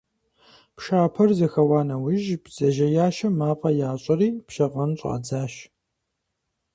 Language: Kabardian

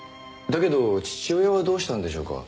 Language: Japanese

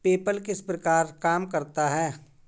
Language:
Hindi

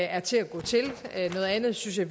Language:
Danish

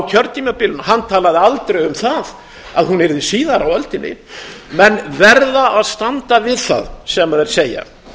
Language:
Icelandic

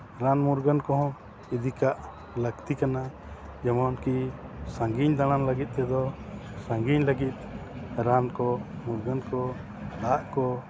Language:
Santali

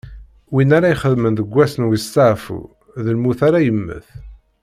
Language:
Kabyle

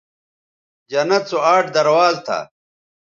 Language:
Bateri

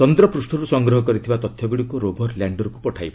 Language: Odia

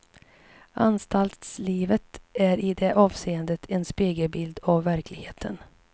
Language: Swedish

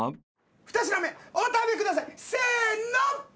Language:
Japanese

